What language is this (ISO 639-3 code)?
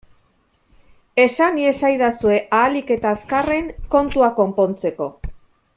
eus